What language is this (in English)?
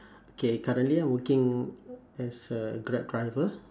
English